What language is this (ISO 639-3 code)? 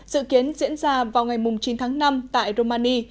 vie